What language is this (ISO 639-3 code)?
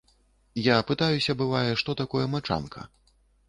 bel